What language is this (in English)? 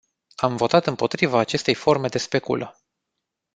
Romanian